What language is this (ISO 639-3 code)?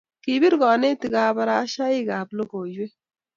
kln